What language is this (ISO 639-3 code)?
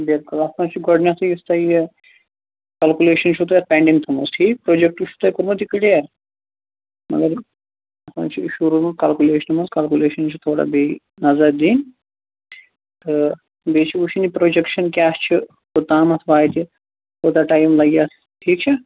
kas